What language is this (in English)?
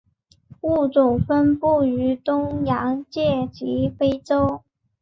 Chinese